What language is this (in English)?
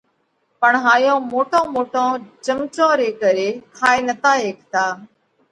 Parkari Koli